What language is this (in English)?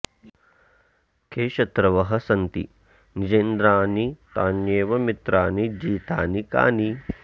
Sanskrit